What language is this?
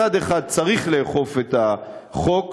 Hebrew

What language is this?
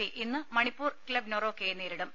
Malayalam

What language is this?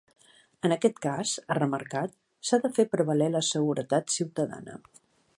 Catalan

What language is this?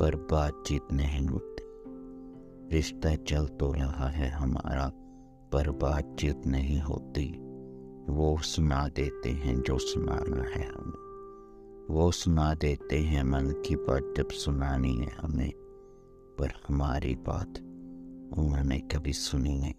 Punjabi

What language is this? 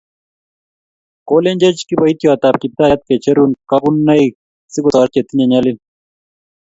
Kalenjin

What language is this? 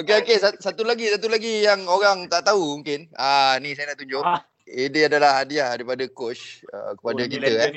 Malay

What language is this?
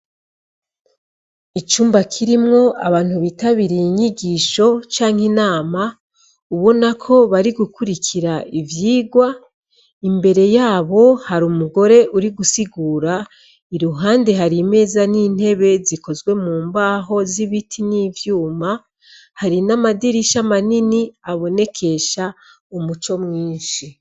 Rundi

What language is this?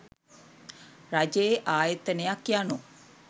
Sinhala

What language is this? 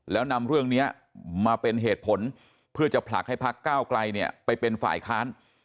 Thai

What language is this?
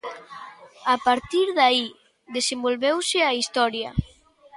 Galician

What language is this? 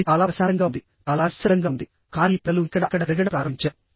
Telugu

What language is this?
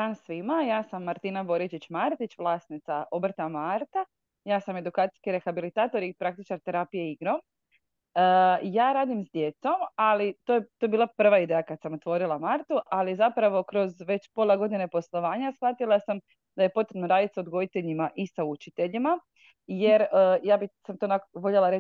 Croatian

